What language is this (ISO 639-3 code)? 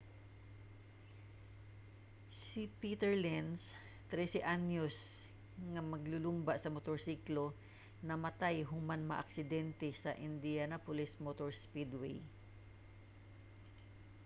ceb